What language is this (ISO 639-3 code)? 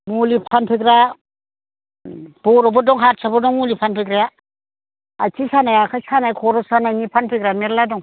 brx